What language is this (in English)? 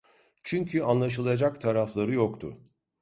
Turkish